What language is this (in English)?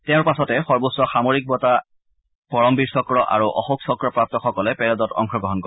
Assamese